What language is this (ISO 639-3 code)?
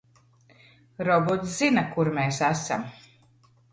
lav